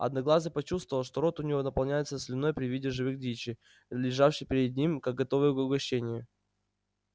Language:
Russian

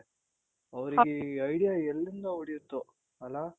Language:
Kannada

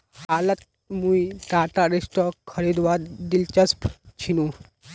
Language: Magahi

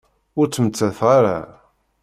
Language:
Kabyle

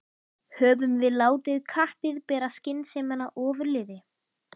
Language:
Icelandic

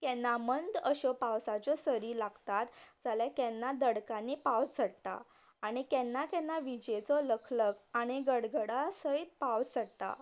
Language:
Konkani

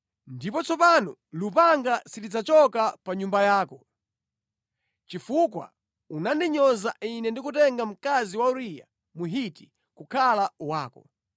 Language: Nyanja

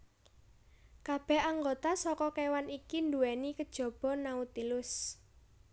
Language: Javanese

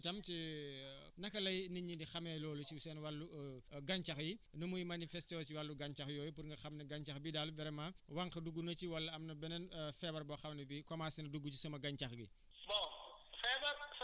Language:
Wolof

